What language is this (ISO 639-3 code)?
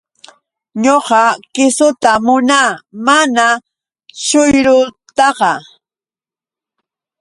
qux